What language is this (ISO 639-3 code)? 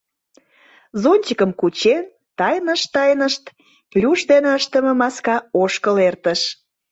chm